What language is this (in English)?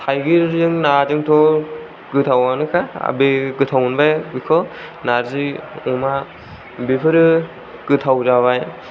Bodo